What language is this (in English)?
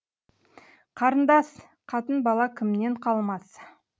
Kazakh